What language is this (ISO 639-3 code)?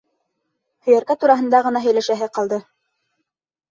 bak